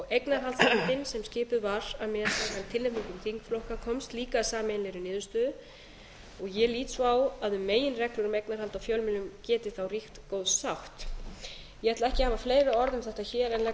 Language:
Icelandic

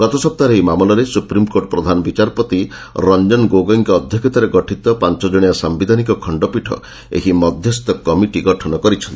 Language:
Odia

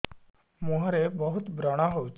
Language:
Odia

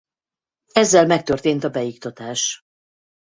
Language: Hungarian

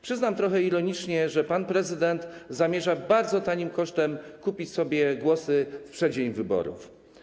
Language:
Polish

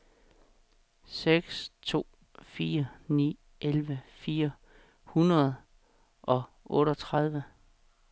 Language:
Danish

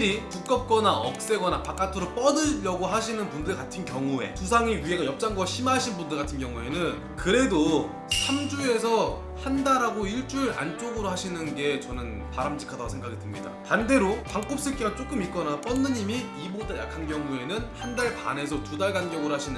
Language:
Korean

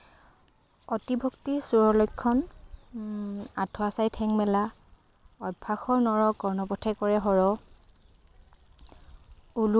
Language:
Assamese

